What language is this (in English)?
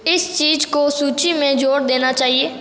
Hindi